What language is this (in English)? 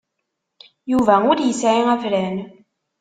Kabyle